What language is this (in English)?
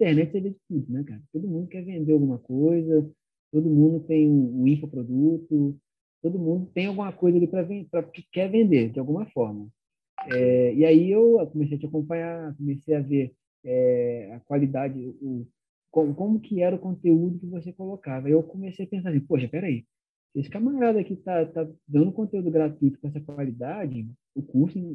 Portuguese